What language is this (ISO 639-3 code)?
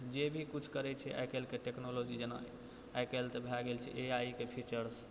mai